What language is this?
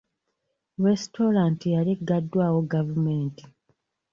Ganda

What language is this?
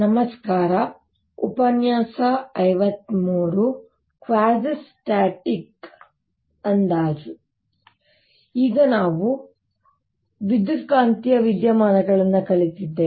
Kannada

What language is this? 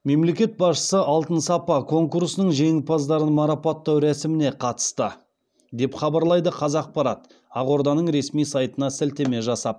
Kazakh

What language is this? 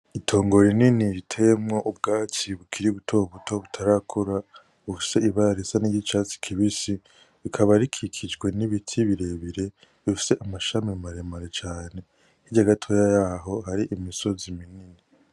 Rundi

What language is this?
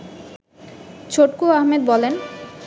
Bangla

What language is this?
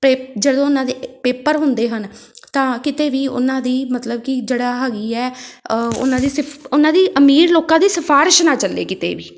Punjabi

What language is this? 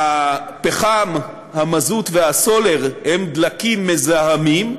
Hebrew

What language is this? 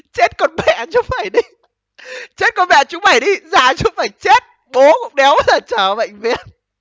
Vietnamese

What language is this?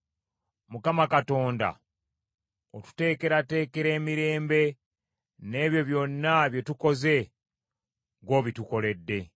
Ganda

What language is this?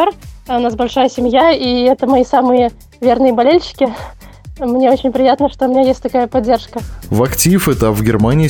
Russian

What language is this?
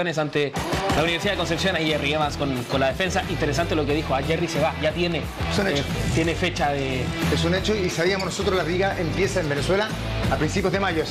Spanish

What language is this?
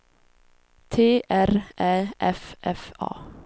Swedish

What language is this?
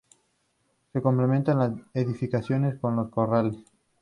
Spanish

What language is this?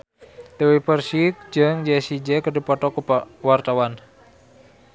Sundanese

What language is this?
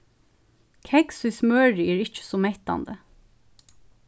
Faroese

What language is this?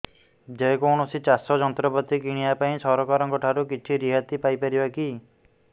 Odia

